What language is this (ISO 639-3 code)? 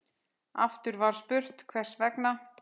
isl